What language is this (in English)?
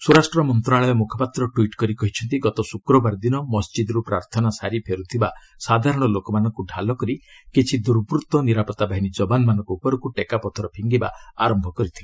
Odia